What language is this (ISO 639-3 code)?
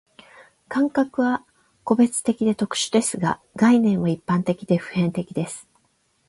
jpn